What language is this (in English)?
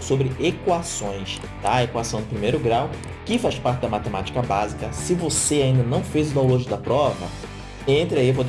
Portuguese